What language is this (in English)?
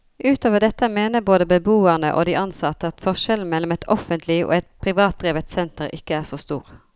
Norwegian